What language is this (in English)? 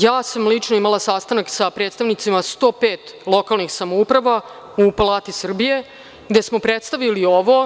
Serbian